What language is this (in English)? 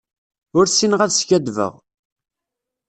Kabyle